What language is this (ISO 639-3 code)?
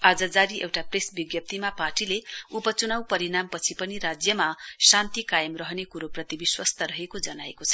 nep